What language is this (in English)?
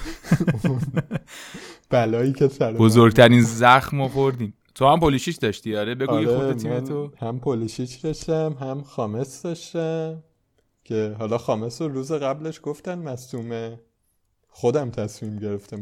Persian